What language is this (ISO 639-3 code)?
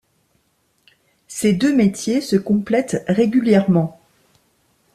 fra